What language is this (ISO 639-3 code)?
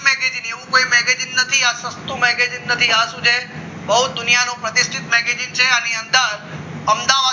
guj